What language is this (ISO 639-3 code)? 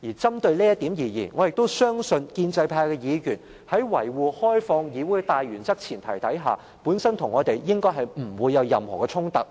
yue